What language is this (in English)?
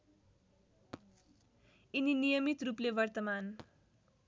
Nepali